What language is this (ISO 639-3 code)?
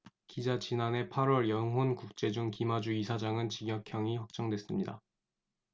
kor